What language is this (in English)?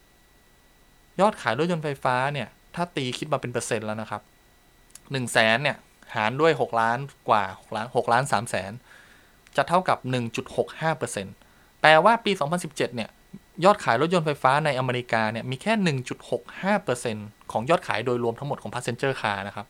Thai